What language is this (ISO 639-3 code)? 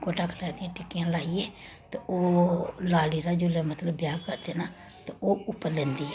doi